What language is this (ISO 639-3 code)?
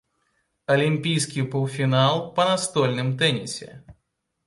bel